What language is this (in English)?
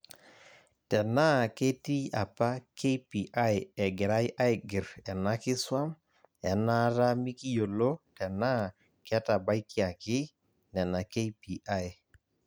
Masai